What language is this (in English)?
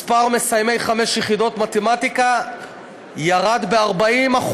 Hebrew